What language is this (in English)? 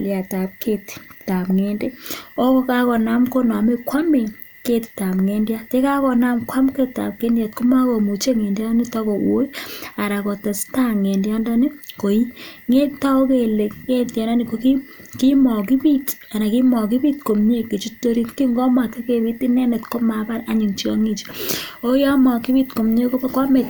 Kalenjin